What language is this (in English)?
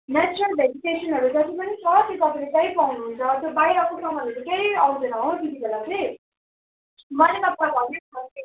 Nepali